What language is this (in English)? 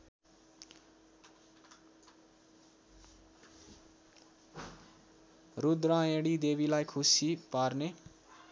Nepali